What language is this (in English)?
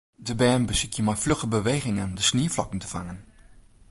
Western Frisian